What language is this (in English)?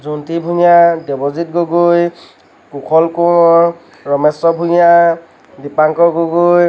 Assamese